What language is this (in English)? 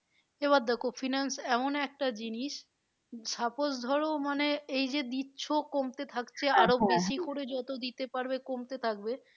Bangla